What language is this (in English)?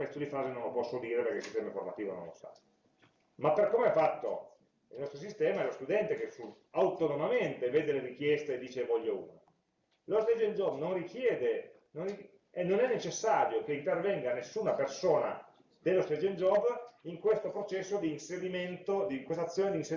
Italian